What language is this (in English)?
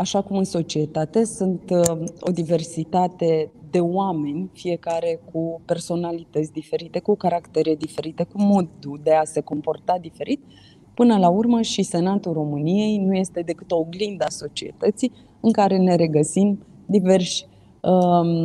Romanian